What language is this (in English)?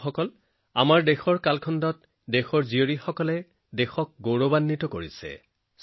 Assamese